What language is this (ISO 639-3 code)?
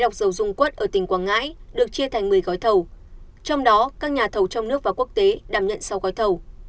vie